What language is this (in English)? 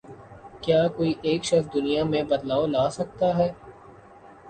Urdu